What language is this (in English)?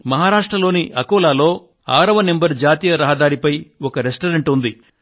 Telugu